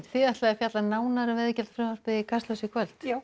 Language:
Icelandic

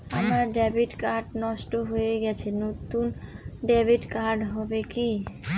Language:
Bangla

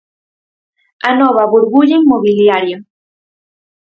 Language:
Galician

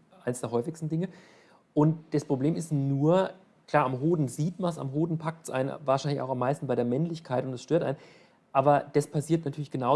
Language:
German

